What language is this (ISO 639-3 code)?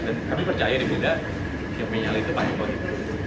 ind